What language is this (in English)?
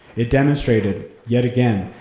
English